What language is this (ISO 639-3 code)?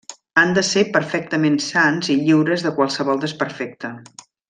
cat